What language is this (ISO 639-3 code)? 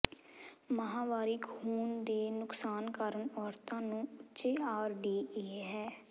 pan